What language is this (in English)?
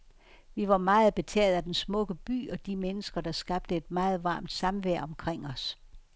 Danish